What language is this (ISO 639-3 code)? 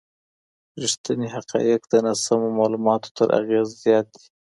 pus